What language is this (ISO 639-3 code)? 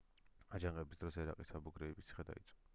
kat